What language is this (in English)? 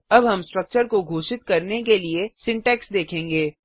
Hindi